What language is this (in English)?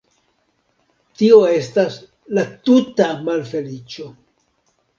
Esperanto